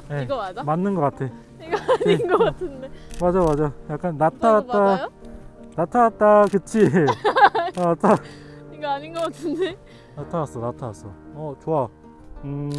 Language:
Korean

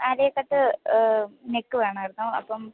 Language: Malayalam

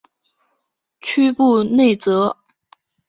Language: Chinese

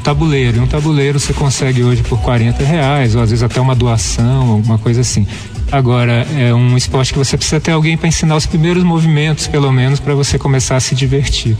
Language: Portuguese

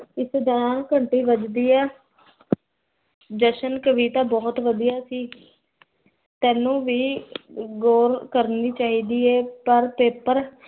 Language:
Punjabi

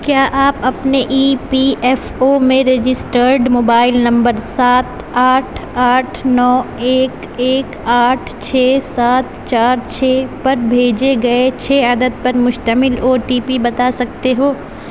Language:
Urdu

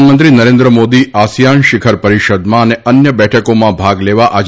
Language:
Gujarati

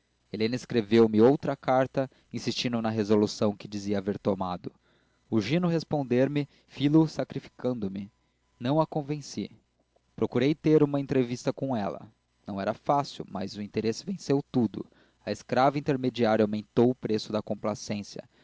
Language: Portuguese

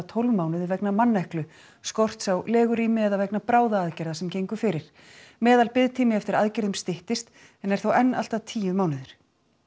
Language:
Icelandic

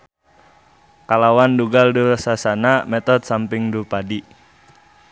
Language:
Sundanese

